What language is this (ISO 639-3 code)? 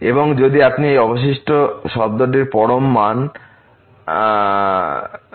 ben